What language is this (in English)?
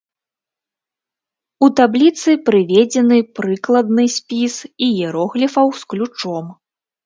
Belarusian